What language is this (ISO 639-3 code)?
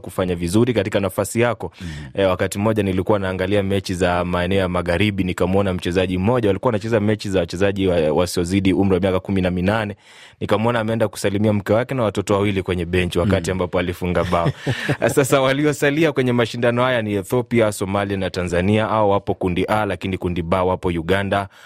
swa